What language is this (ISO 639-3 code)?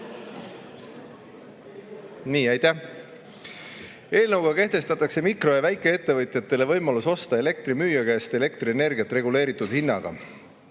est